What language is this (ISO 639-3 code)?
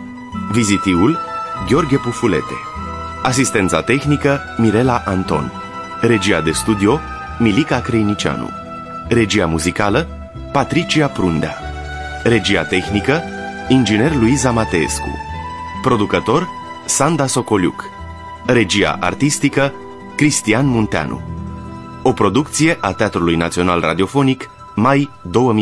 ron